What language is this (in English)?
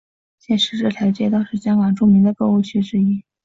Chinese